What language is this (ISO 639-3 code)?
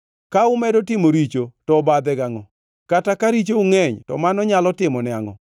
luo